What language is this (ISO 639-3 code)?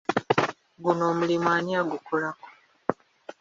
lug